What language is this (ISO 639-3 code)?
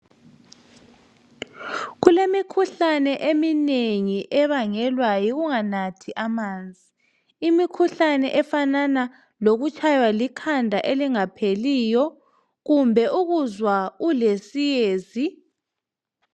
nde